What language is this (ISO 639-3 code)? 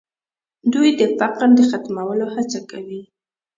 pus